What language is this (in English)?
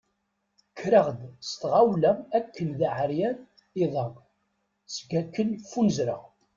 Kabyle